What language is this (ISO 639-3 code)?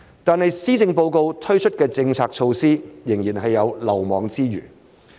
yue